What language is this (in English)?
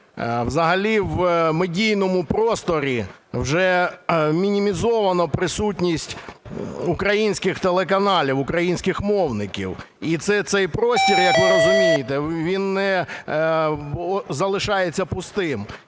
Ukrainian